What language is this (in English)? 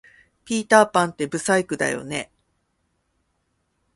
Japanese